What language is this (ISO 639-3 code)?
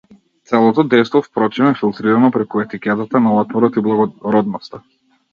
mkd